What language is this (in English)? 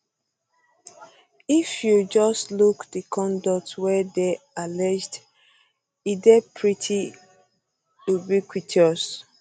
Nigerian Pidgin